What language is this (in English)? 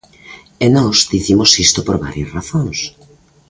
Galician